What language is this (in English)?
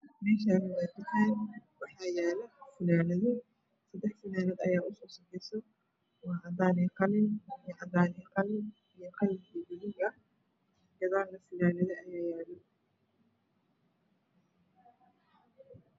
Somali